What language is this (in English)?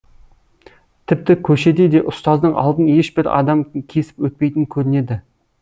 Kazakh